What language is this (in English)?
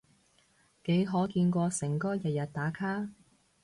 Cantonese